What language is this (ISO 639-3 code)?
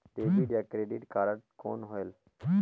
hne